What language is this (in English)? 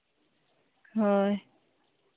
Santali